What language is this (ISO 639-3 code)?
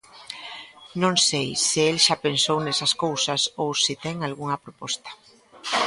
glg